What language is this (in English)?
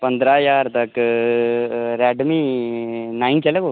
Dogri